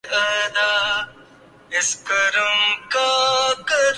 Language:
Urdu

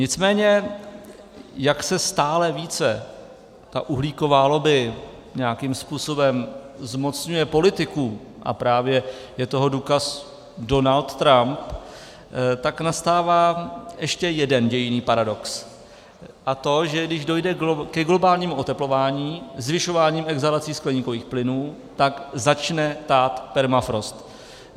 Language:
Czech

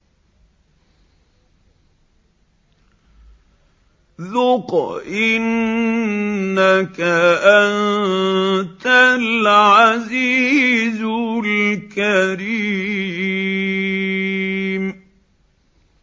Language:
Arabic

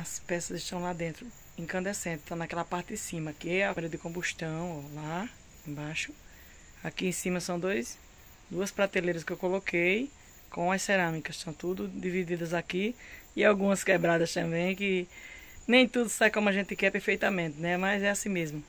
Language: Portuguese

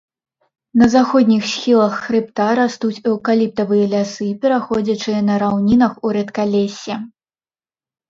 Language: Belarusian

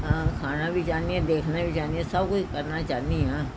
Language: Punjabi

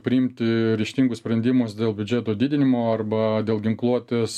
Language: Lithuanian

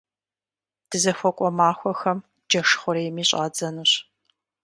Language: Kabardian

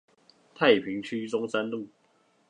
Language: Chinese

